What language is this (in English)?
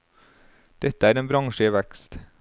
Norwegian